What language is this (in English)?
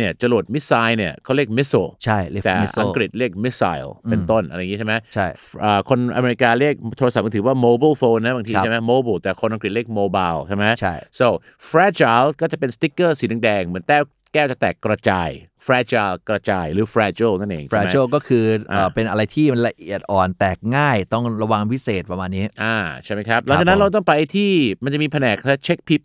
Thai